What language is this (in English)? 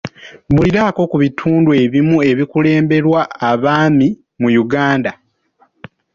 Ganda